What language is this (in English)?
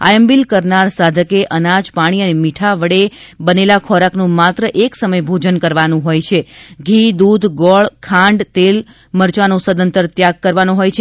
Gujarati